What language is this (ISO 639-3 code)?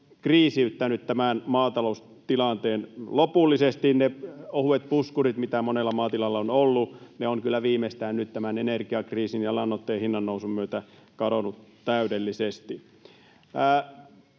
fin